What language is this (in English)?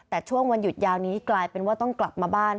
Thai